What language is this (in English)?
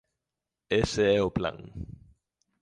Galician